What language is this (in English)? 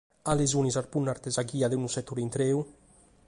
Sardinian